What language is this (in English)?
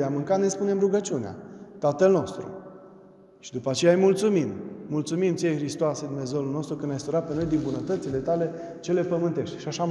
Romanian